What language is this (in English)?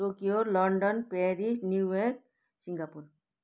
Nepali